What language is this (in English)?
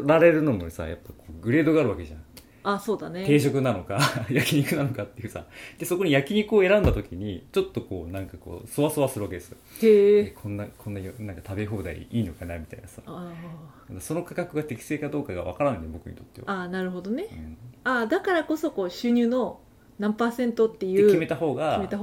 Japanese